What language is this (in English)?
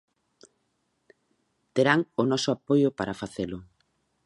Galician